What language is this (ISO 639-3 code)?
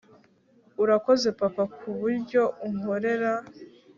kin